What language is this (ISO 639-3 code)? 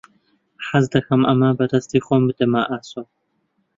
ckb